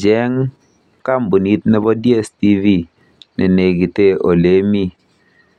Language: Kalenjin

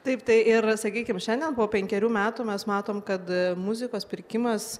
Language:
Lithuanian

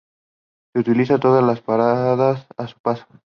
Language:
Spanish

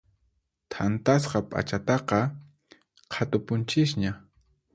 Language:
Puno Quechua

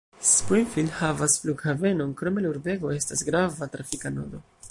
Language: Esperanto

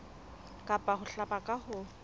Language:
Southern Sotho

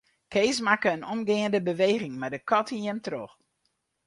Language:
Western Frisian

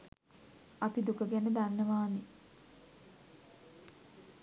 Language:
Sinhala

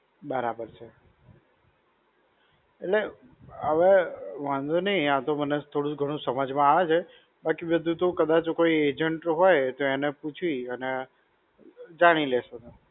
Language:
Gujarati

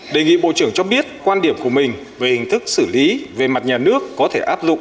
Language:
Vietnamese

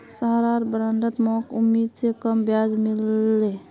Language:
Magahi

